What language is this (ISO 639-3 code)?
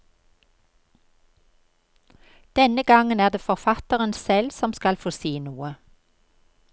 nor